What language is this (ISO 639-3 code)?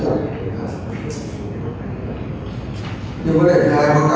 vie